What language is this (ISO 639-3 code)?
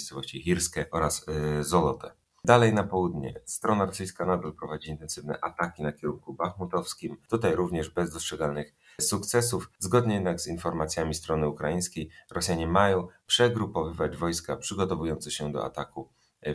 pol